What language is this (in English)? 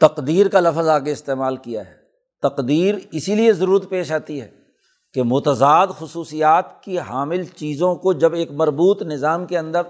Urdu